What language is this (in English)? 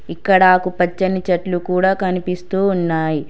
Telugu